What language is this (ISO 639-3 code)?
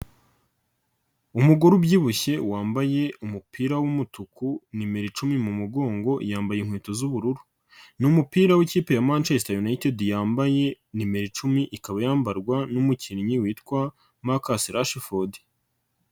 kin